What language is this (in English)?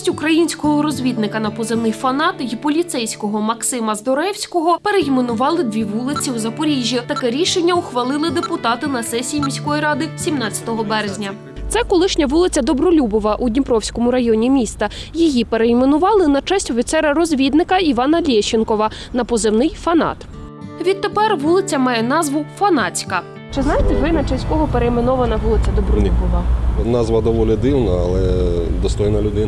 Ukrainian